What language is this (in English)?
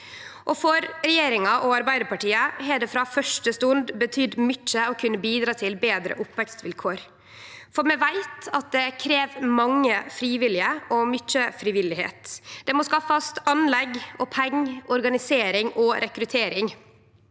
Norwegian